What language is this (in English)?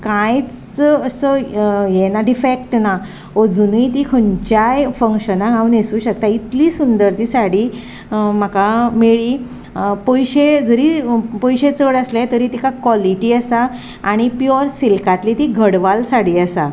Konkani